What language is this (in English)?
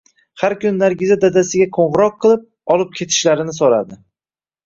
Uzbek